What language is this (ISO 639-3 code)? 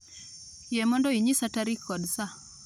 luo